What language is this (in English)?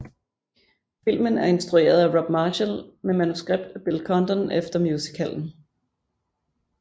Danish